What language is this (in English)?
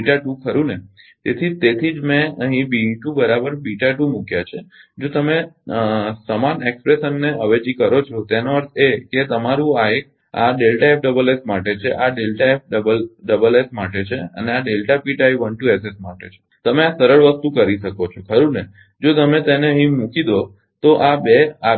Gujarati